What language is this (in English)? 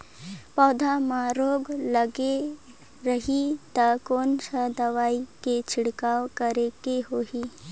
Chhattisgarhi